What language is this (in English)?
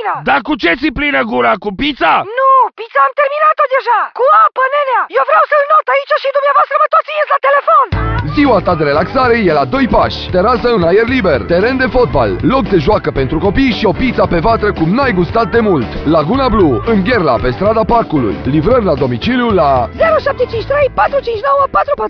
Romanian